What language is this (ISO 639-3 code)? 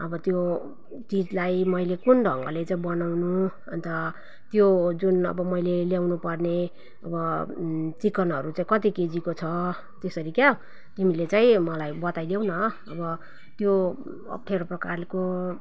nep